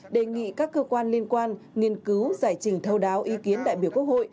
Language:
Vietnamese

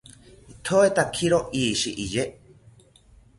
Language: South Ucayali Ashéninka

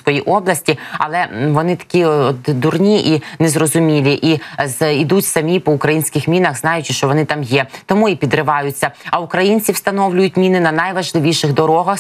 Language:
Ukrainian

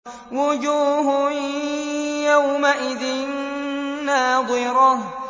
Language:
Arabic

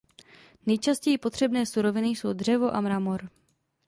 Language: Czech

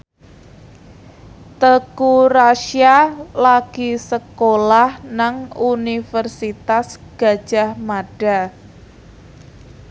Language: Javanese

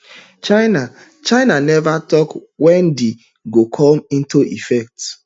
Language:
Nigerian Pidgin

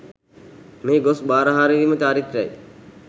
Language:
Sinhala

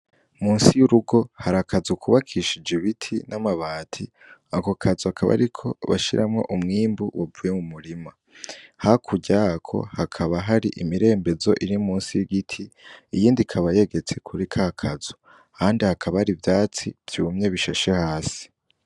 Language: Rundi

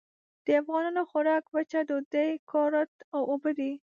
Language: Pashto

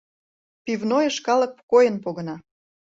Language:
Mari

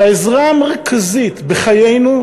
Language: Hebrew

